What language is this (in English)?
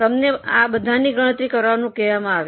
Gujarati